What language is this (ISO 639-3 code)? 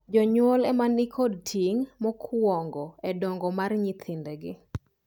luo